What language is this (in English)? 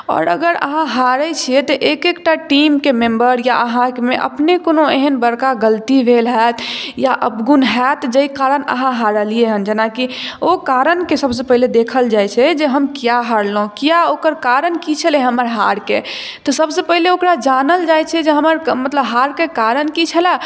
Maithili